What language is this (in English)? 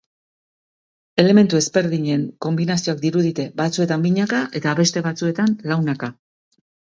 Basque